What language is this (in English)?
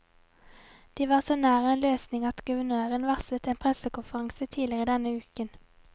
Norwegian